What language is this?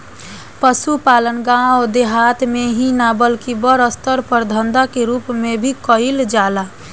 Bhojpuri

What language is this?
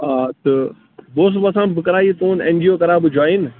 Kashmiri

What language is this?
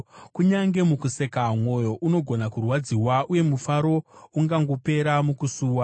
Shona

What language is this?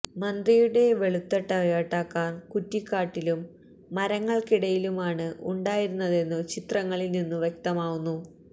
Malayalam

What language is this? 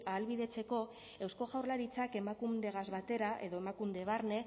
Basque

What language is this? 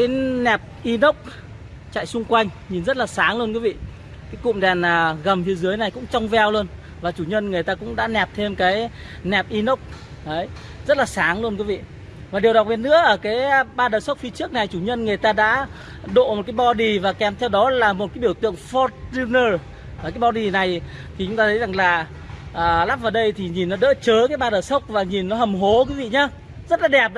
Vietnamese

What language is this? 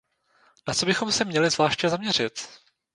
Czech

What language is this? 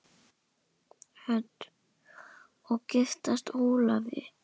Icelandic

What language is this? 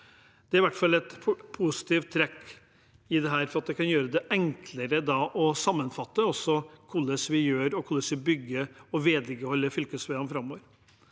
Norwegian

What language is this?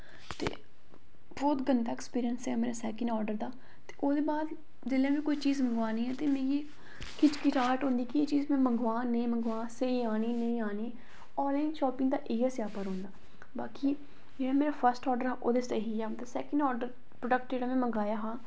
Dogri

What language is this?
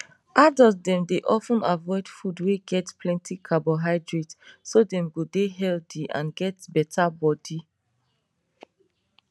Nigerian Pidgin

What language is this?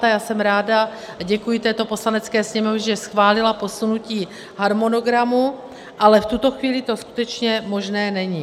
Czech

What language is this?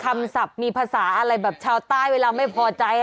Thai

